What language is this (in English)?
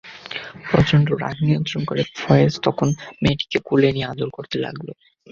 Bangla